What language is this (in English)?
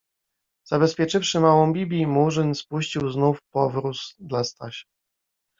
Polish